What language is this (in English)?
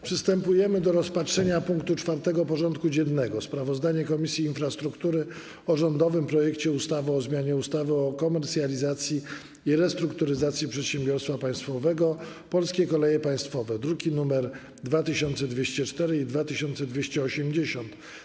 Polish